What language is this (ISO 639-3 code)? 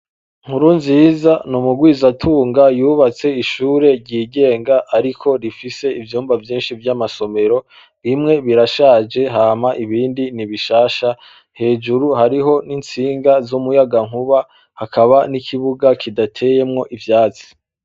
run